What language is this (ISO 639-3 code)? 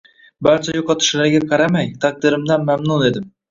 uzb